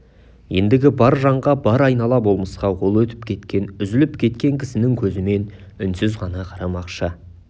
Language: Kazakh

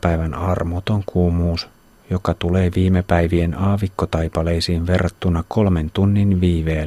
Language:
Finnish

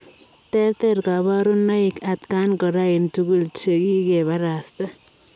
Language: Kalenjin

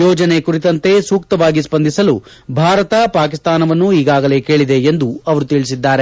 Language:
Kannada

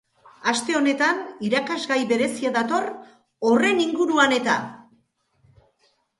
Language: Basque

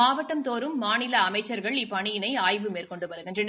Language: Tamil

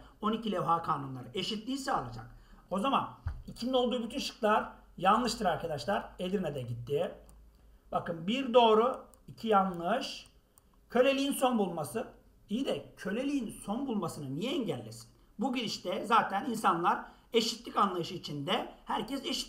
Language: Turkish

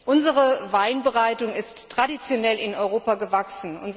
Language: German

